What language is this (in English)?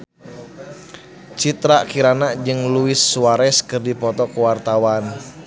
Sundanese